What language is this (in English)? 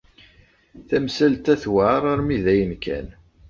Kabyle